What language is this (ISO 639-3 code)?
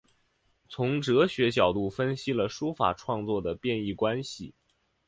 zho